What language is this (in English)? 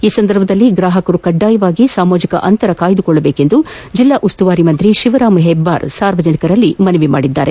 Kannada